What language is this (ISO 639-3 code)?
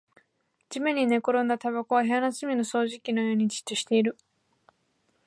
jpn